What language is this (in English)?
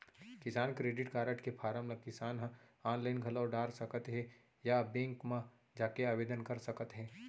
Chhattisgarhi